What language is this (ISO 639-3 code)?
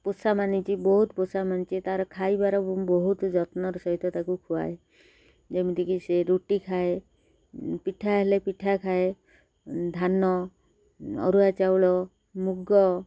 ori